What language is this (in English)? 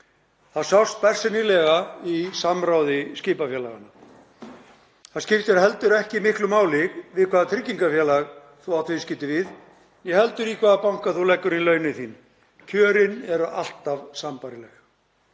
Icelandic